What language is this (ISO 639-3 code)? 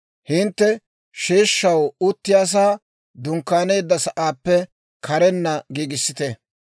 dwr